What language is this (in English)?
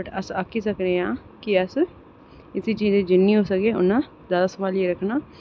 Dogri